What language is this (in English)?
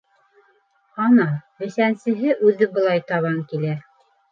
Bashkir